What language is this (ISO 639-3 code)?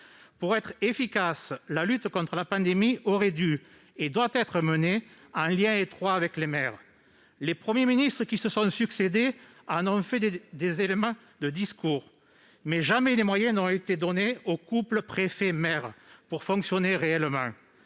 fra